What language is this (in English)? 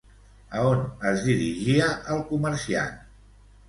Catalan